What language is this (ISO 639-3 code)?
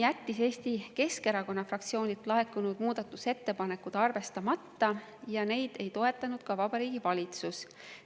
est